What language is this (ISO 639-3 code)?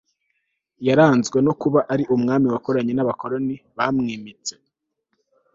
kin